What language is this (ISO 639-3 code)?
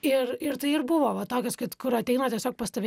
lit